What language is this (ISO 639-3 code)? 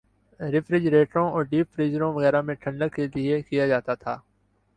urd